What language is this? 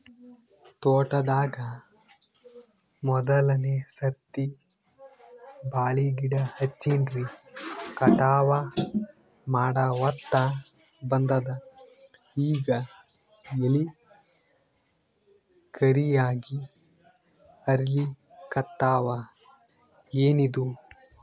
Kannada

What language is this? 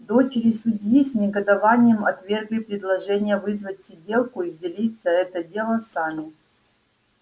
Russian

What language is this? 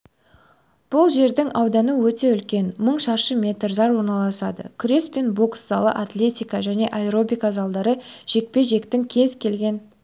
Kazakh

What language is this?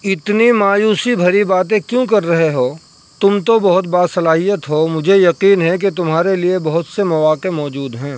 Urdu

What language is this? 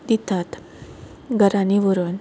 Konkani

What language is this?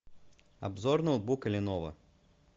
Russian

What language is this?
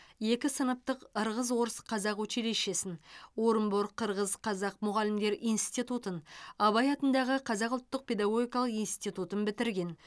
Kazakh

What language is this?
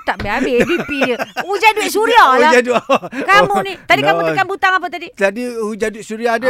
Malay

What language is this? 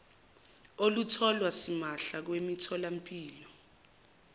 Zulu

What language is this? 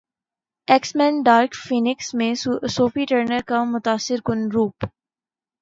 Urdu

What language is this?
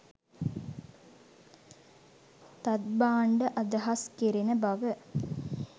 Sinhala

